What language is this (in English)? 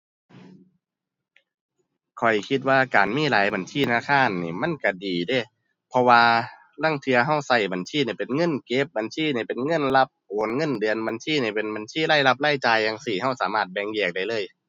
Thai